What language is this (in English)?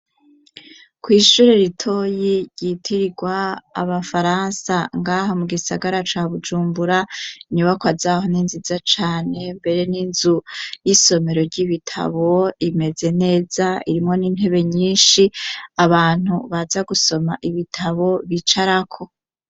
Rundi